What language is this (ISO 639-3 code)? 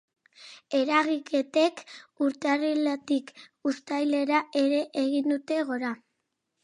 eus